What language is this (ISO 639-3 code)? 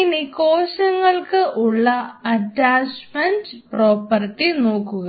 mal